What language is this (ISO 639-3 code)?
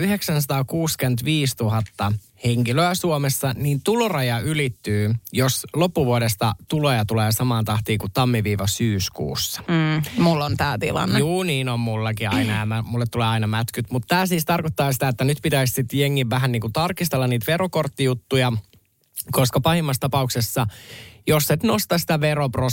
fin